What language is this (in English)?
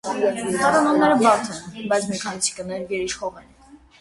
Armenian